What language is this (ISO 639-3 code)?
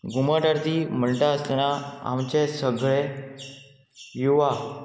kok